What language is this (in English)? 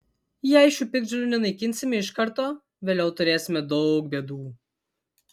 Lithuanian